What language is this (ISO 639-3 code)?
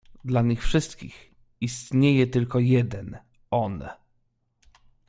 pol